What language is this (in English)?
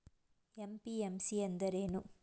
Kannada